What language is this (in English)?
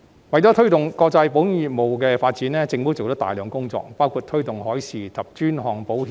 Cantonese